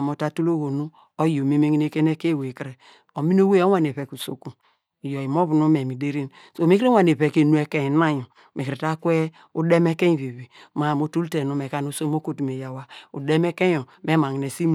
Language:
Degema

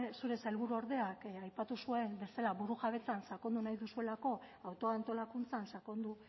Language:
Basque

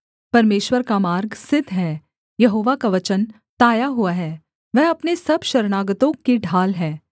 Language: Hindi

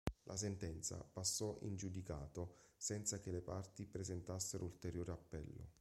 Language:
Italian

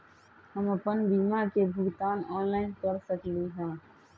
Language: Magahi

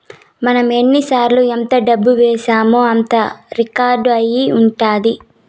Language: Telugu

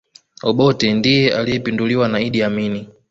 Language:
Swahili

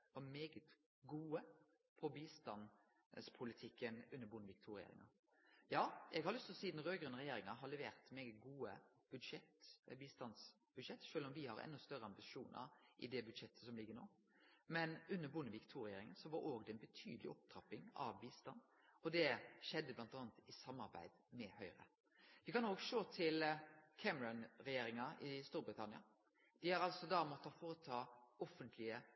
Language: Norwegian Nynorsk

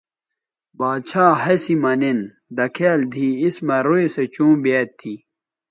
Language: Bateri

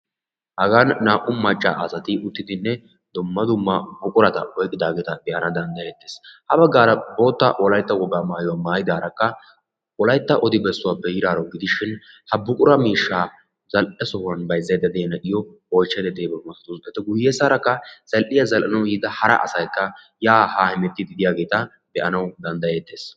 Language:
Wolaytta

